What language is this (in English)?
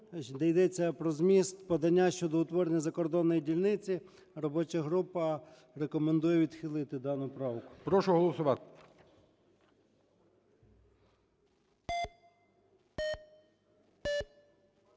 Ukrainian